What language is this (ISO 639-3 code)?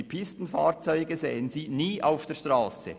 gsw